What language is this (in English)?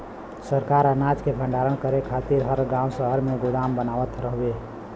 Bhojpuri